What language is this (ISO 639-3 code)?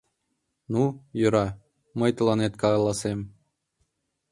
chm